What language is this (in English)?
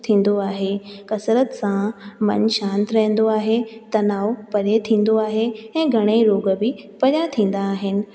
Sindhi